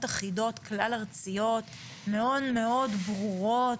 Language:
Hebrew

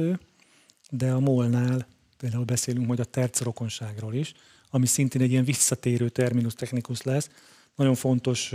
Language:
Hungarian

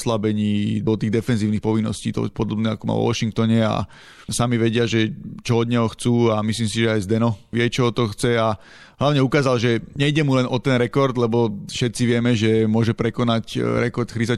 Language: Slovak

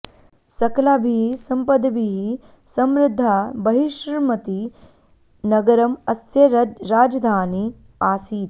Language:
Sanskrit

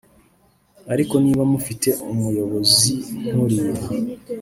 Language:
Kinyarwanda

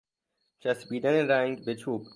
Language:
Persian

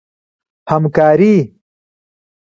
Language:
Pashto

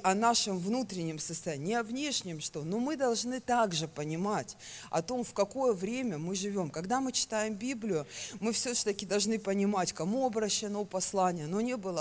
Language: Russian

